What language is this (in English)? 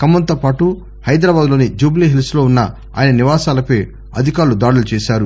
Telugu